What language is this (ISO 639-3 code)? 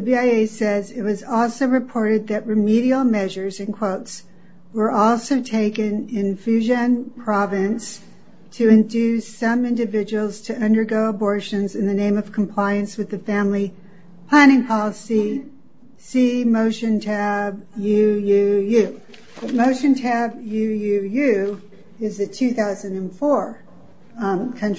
eng